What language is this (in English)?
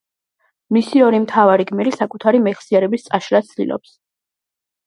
Georgian